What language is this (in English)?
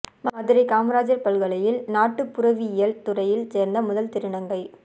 Tamil